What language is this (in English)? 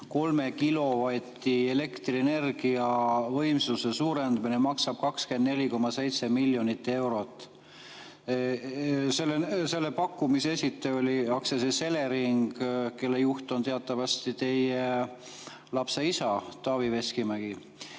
Estonian